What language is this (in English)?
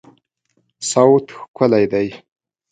Pashto